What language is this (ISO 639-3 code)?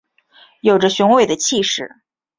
zho